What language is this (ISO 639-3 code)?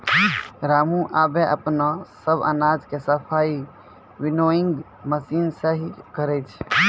mai